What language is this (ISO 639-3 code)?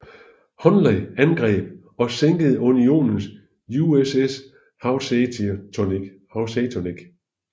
dan